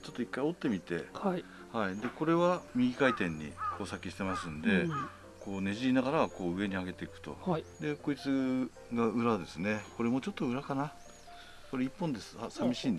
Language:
Japanese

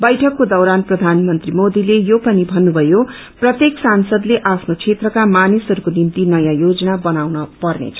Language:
Nepali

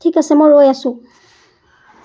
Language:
Assamese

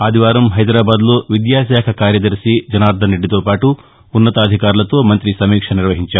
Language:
Telugu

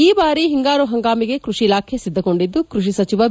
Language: Kannada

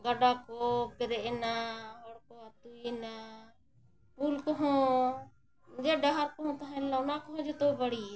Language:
Santali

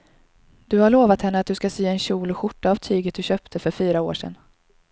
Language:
Swedish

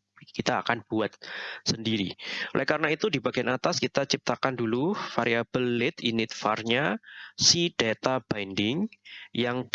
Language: Indonesian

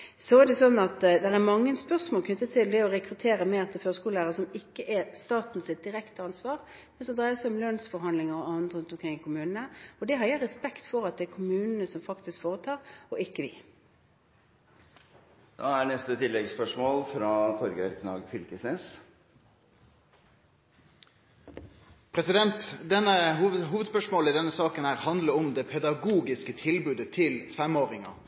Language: Norwegian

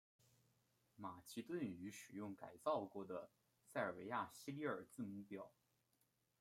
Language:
Chinese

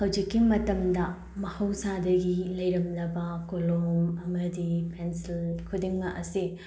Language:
Manipuri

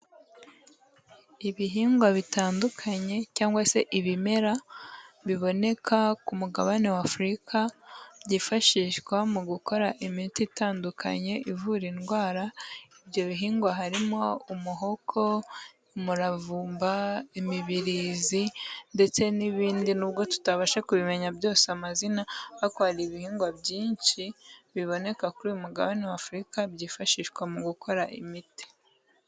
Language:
Kinyarwanda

